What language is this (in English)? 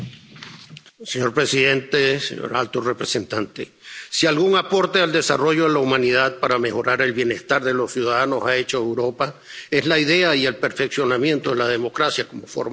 Spanish